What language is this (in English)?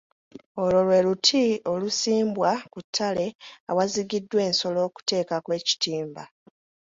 Ganda